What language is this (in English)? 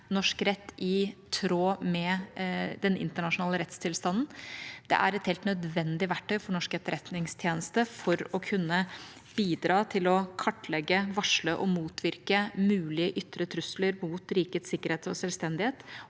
Norwegian